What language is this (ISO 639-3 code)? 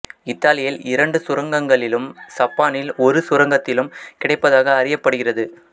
tam